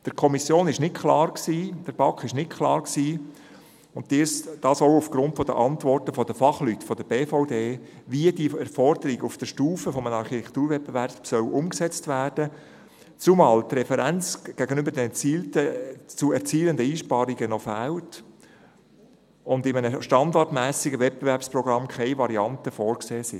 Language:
Swiss German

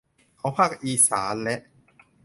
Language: Thai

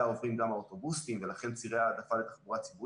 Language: Hebrew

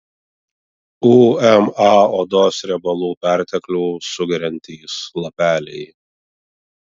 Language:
Lithuanian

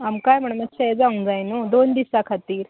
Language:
Konkani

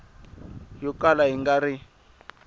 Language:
Tsonga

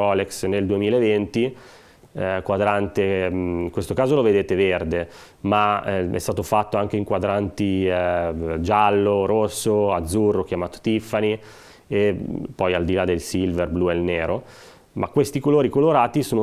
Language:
Italian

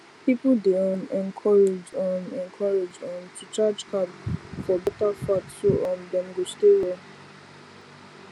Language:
Nigerian Pidgin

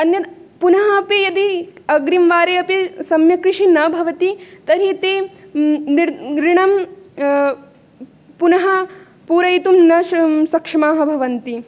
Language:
Sanskrit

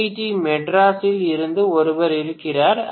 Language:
Tamil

